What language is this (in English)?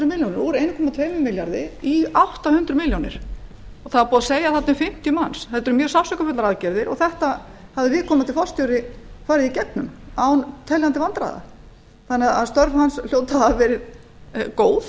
Icelandic